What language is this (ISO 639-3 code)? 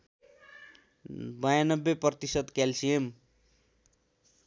nep